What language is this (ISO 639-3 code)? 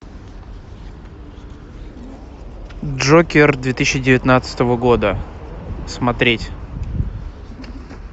rus